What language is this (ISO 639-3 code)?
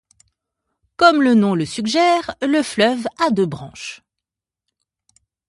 fra